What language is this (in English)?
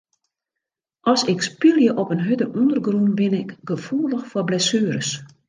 Western Frisian